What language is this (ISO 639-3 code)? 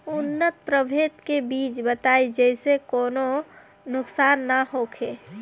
bho